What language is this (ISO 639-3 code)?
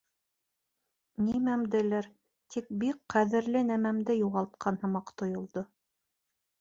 bak